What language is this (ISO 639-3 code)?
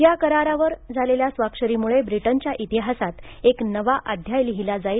mar